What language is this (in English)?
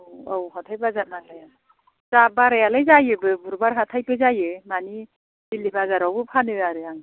Bodo